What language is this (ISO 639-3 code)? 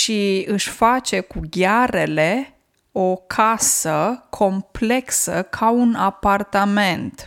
ron